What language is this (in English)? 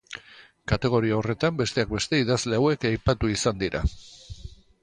Basque